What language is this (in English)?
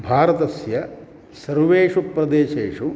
Sanskrit